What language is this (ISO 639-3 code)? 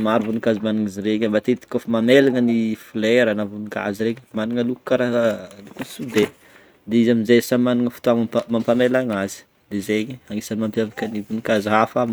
bmm